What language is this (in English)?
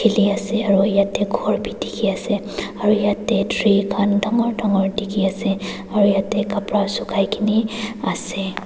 Naga Pidgin